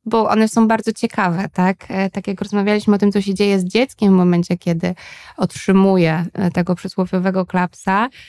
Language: Polish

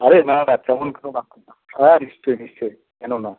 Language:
Bangla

